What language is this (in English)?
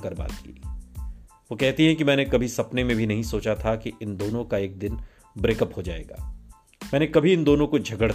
Hindi